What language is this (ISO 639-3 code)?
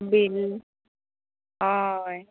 kok